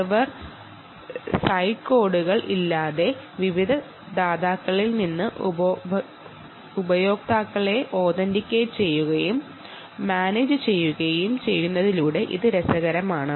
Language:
Malayalam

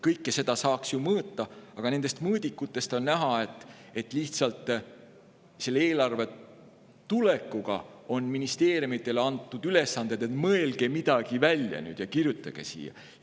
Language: Estonian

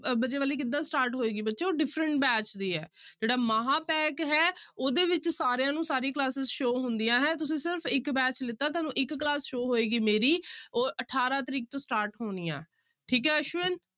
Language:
Punjabi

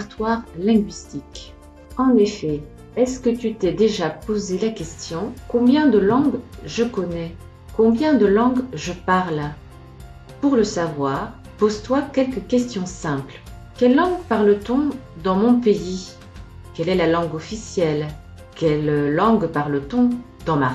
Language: French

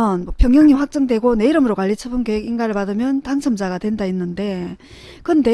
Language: Korean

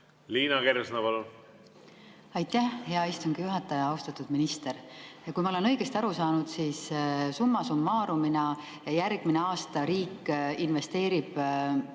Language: Estonian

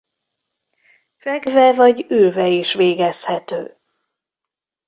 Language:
Hungarian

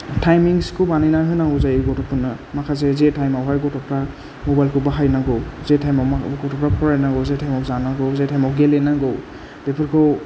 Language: Bodo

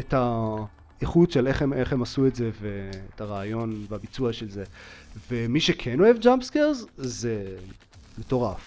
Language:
Hebrew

